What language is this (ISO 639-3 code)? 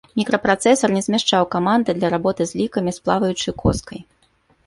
bel